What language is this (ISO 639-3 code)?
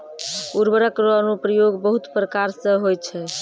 mai